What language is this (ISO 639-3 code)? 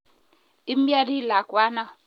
kln